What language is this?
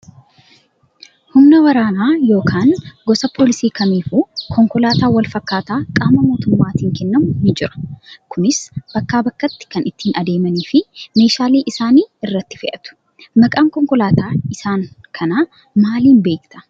Oromo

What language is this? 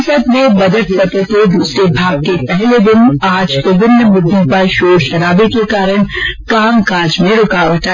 Hindi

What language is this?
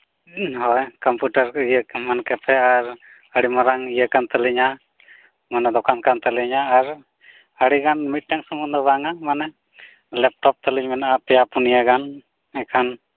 Santali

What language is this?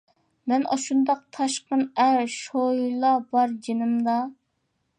Uyghur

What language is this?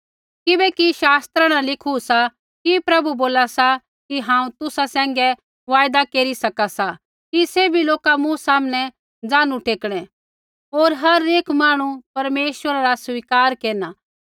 Kullu Pahari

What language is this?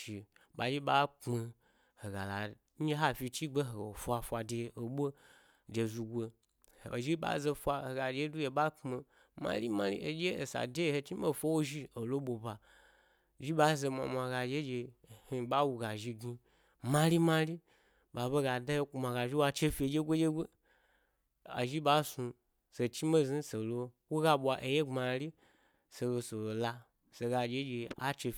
Gbari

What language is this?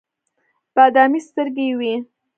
Pashto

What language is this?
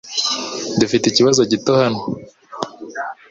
Kinyarwanda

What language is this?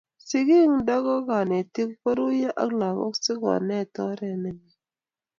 Kalenjin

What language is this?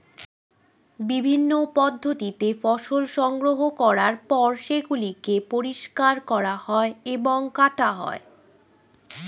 Bangla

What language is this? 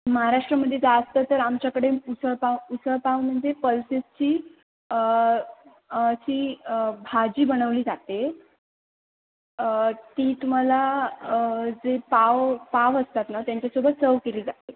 Marathi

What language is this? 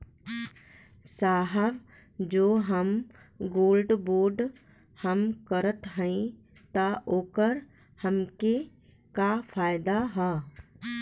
Bhojpuri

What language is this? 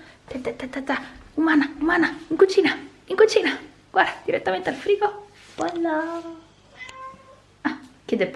Italian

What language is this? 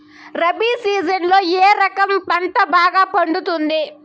Telugu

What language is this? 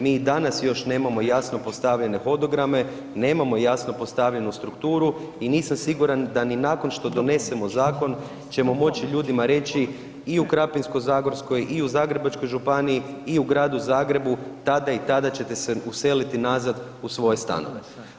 Croatian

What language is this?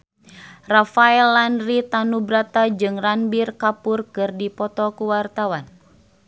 Sundanese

